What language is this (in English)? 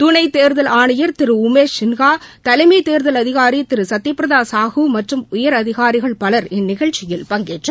Tamil